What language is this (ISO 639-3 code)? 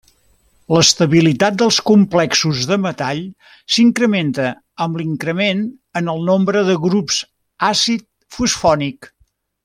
cat